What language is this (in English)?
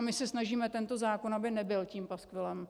Czech